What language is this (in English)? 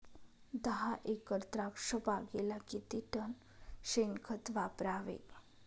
Marathi